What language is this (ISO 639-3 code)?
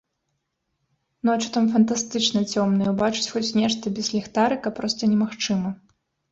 bel